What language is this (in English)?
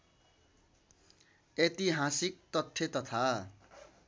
Nepali